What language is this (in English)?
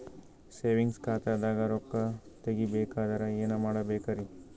Kannada